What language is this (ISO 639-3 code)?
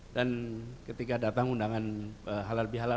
ind